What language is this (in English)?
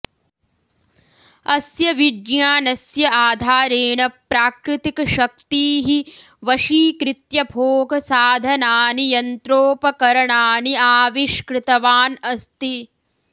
Sanskrit